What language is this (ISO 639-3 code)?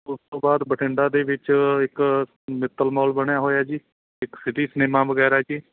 pan